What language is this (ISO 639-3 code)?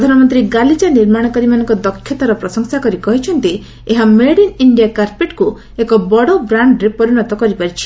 ori